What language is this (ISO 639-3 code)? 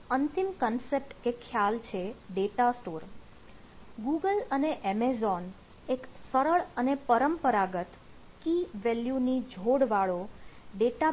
guj